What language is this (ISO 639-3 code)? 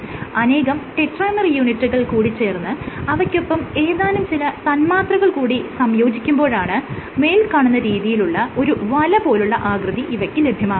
mal